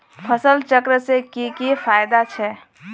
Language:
Magahi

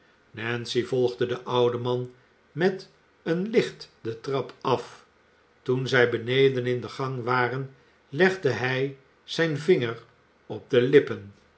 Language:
Dutch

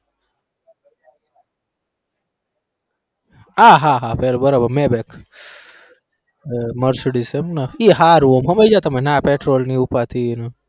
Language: Gujarati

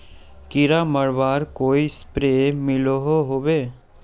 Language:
Magahi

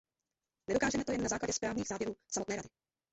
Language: Czech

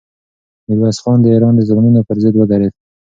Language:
Pashto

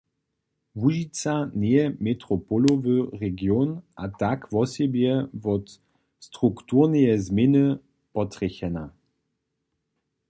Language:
Upper Sorbian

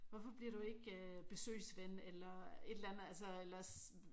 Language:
Danish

